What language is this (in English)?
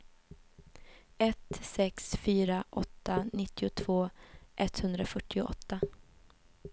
Swedish